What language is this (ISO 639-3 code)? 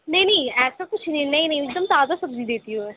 urd